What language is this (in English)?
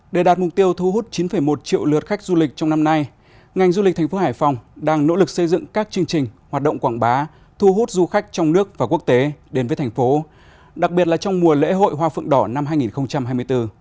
Vietnamese